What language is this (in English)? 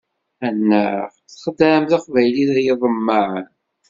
Kabyle